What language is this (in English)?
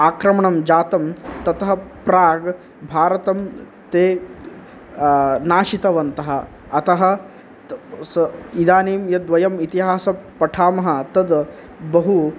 Sanskrit